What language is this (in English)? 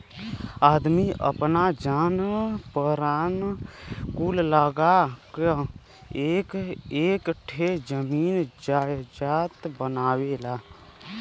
Bhojpuri